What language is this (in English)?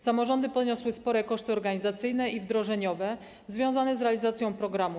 Polish